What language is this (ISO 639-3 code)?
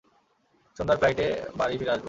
ben